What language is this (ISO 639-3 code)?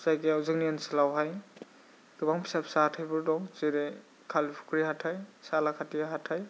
brx